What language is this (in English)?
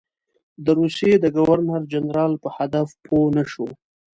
Pashto